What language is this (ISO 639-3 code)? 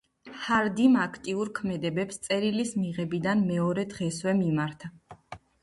kat